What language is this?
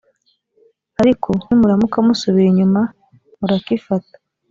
Kinyarwanda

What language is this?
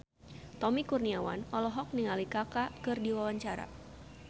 Sundanese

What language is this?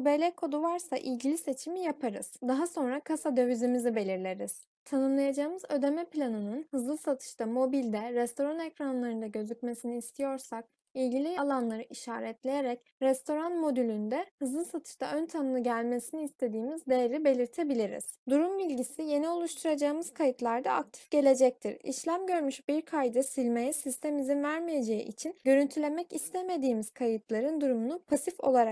Turkish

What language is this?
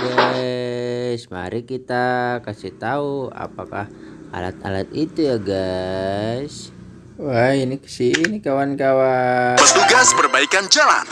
Indonesian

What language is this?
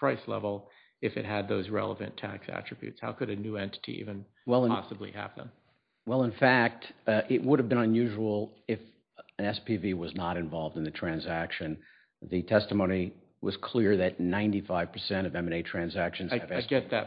English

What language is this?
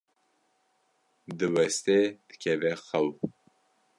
Kurdish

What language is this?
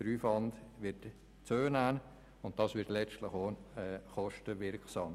Swiss German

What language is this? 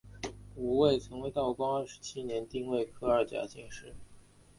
Chinese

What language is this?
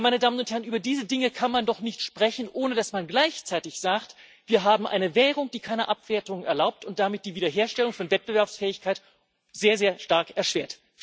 German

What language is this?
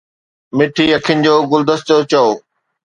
Sindhi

